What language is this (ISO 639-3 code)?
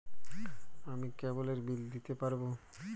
ben